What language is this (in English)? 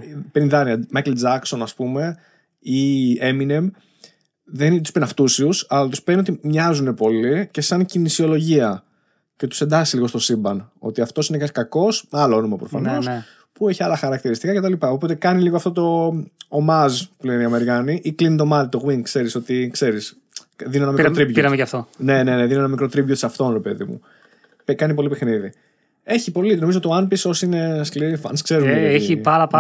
Greek